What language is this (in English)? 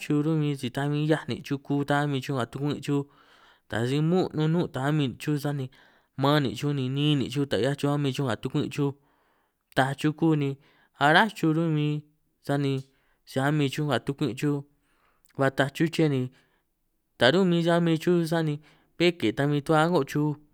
San Martín Itunyoso Triqui